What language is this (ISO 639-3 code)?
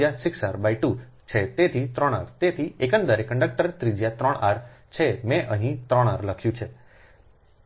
guj